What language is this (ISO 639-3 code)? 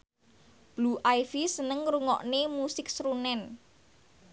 jav